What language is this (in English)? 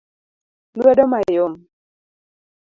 Luo (Kenya and Tanzania)